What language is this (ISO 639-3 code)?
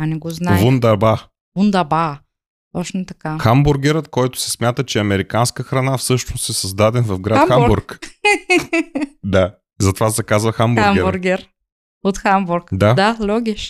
bul